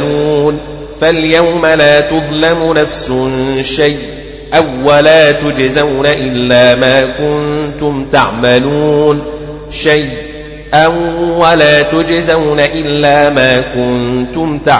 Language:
Arabic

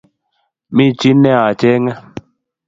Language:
Kalenjin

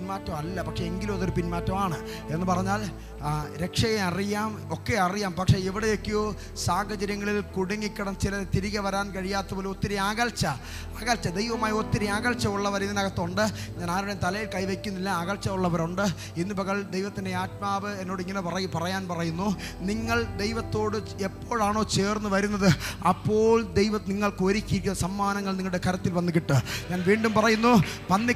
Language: Malayalam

